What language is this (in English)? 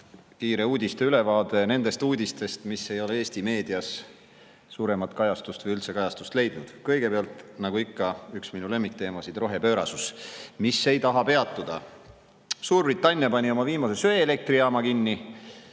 Estonian